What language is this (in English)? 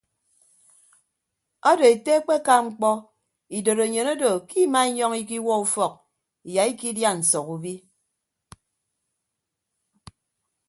Ibibio